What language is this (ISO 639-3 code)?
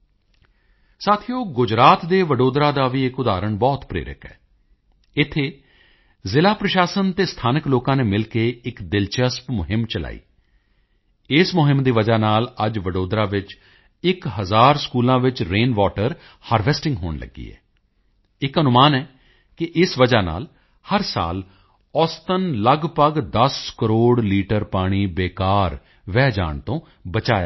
pan